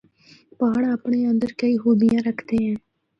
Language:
Northern Hindko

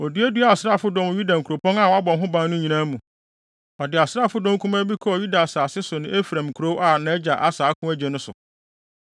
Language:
Akan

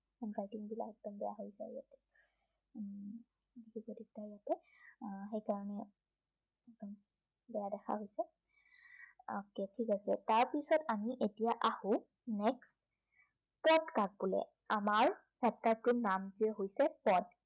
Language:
Assamese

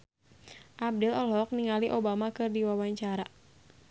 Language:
Sundanese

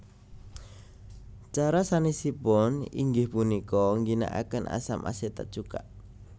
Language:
Javanese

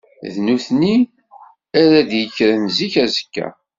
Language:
Kabyle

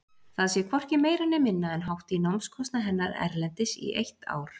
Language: Icelandic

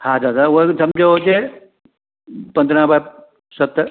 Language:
Sindhi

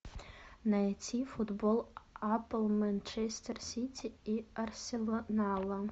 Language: Russian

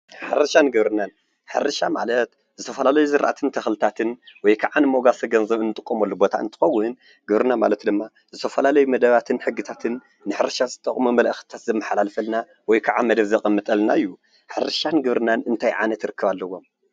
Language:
Tigrinya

